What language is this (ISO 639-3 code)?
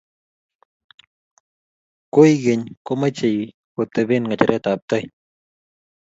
kln